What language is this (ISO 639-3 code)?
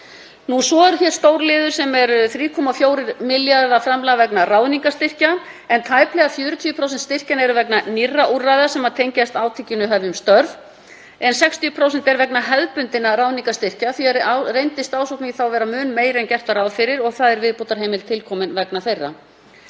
isl